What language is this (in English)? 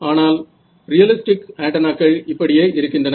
Tamil